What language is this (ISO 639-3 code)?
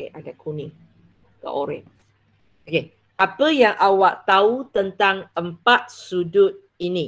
msa